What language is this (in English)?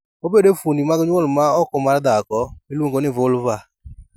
Luo (Kenya and Tanzania)